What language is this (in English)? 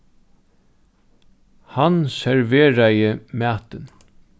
Faroese